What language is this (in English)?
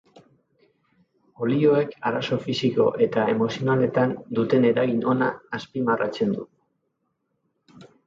Basque